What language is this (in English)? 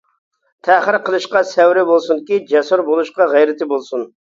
Uyghur